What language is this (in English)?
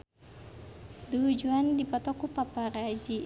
Sundanese